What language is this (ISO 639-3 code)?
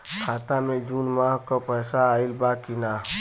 bho